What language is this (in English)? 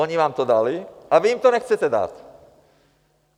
Czech